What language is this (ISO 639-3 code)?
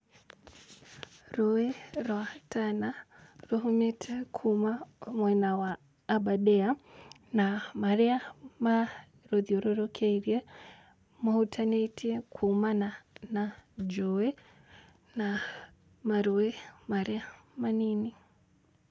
kik